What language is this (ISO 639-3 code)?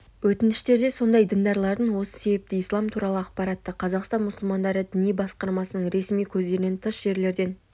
kaz